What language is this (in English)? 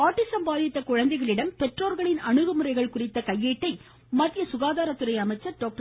Tamil